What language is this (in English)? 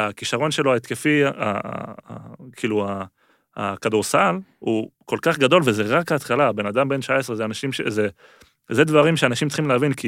Hebrew